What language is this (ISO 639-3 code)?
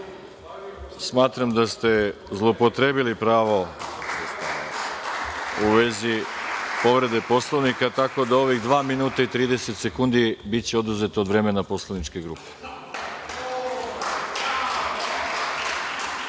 srp